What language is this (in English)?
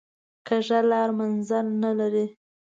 Pashto